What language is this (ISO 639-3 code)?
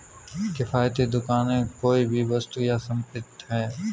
hin